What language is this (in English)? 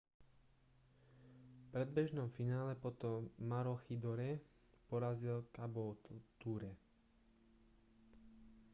Slovak